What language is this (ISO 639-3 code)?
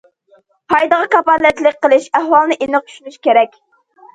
uig